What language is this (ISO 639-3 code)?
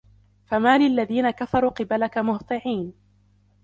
ara